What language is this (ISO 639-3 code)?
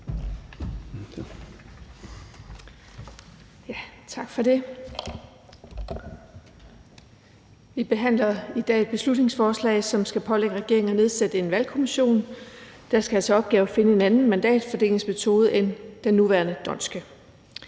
dan